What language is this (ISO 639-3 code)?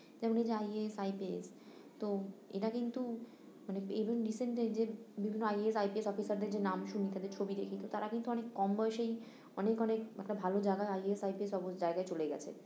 ben